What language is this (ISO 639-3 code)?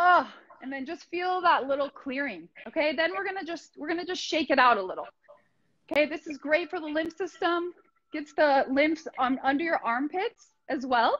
eng